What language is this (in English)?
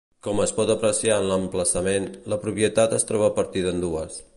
Catalan